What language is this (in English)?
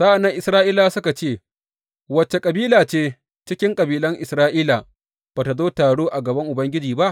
Hausa